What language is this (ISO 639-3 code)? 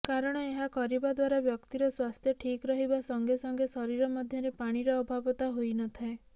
ori